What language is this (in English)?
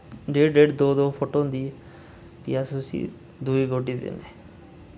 Dogri